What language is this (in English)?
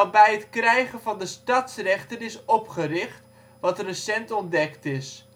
Dutch